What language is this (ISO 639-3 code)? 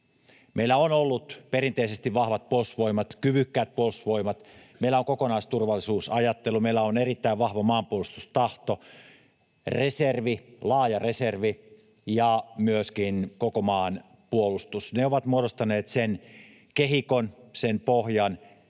fin